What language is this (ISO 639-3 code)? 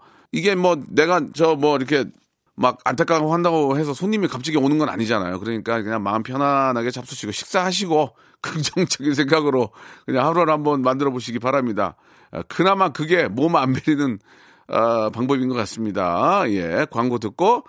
kor